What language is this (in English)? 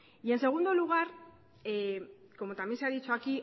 Spanish